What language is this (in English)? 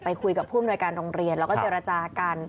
Thai